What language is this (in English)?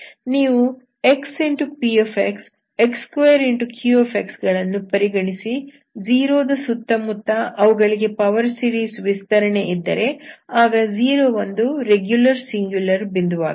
Kannada